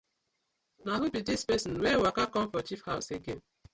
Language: Nigerian Pidgin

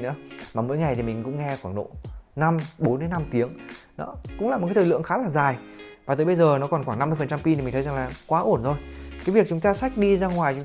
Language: Vietnamese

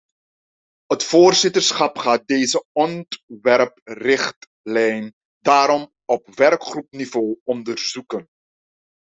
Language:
Dutch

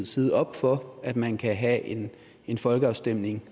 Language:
Danish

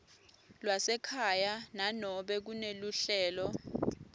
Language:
Swati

